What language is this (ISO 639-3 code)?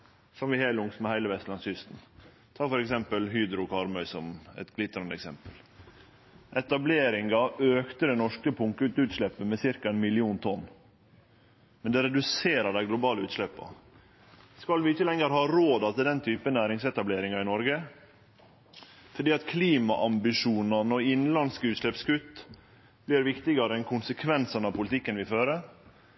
nno